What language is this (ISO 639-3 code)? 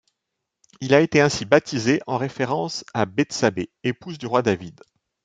fra